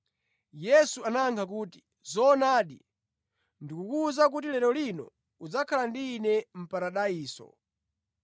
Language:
Nyanja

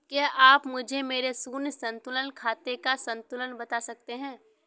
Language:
Hindi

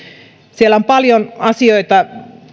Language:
Finnish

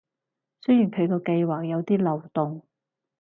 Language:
Cantonese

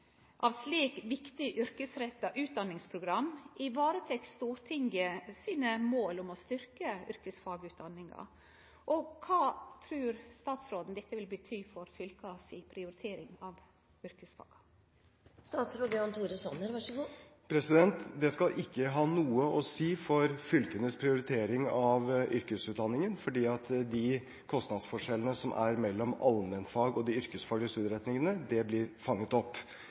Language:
Norwegian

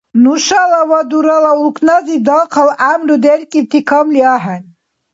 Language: Dargwa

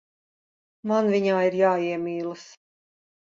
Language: Latvian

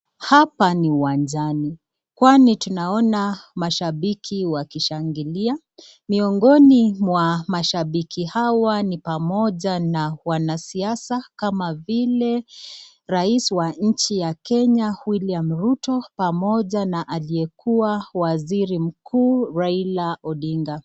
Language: Swahili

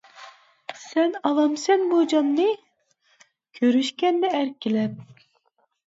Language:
Uyghur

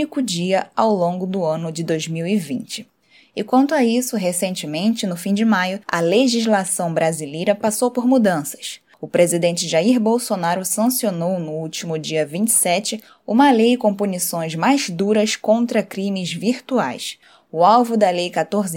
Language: Portuguese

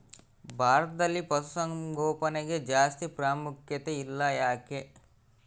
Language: Kannada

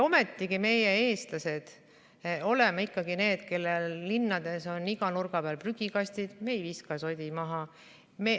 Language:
Estonian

